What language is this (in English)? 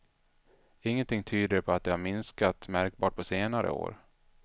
Swedish